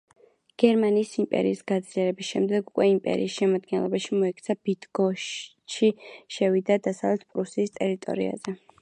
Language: Georgian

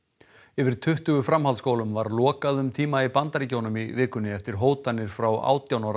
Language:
Icelandic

